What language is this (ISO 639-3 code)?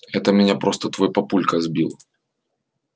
rus